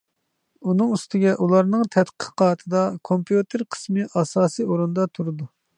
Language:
Uyghur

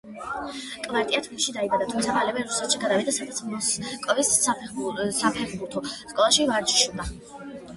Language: Georgian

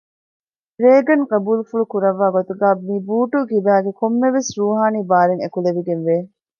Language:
Divehi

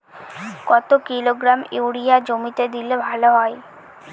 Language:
Bangla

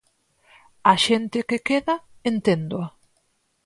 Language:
Galician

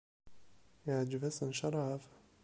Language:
Kabyle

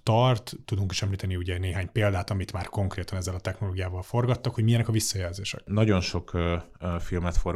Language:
Hungarian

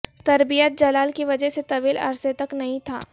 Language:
Urdu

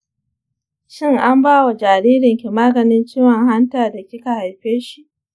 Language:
Hausa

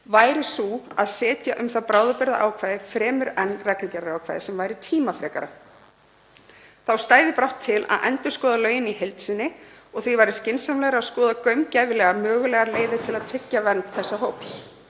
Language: Icelandic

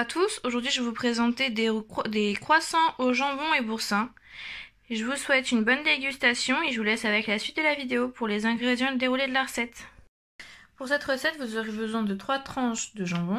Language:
French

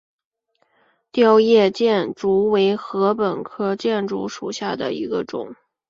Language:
Chinese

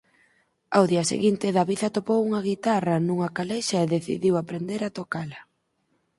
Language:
Galician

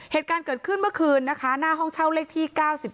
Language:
Thai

